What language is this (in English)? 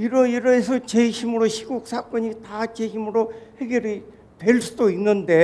Korean